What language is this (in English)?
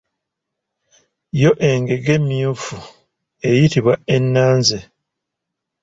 Ganda